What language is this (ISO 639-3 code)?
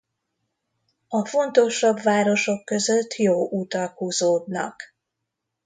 hun